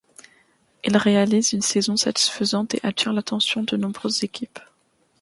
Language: French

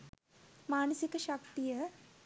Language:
Sinhala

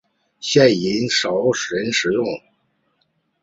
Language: Chinese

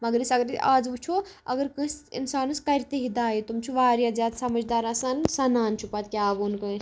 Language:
Kashmiri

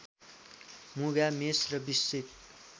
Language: Nepali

